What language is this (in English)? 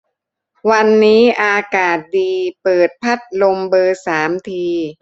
Thai